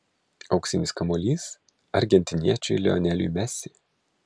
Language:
Lithuanian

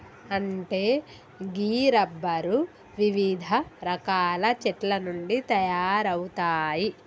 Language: Telugu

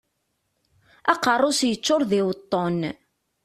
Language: Kabyle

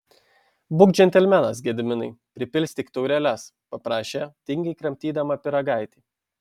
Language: Lithuanian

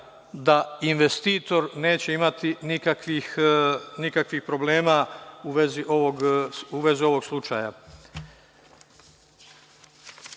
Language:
Serbian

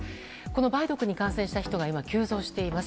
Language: Japanese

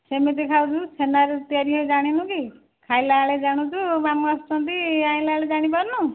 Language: Odia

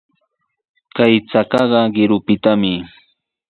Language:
Sihuas Ancash Quechua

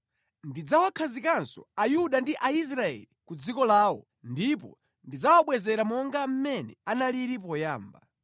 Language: Nyanja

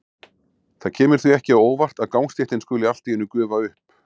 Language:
Icelandic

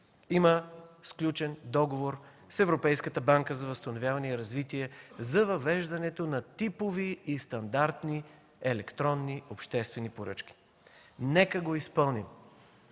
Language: Bulgarian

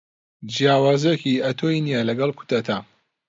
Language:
Central Kurdish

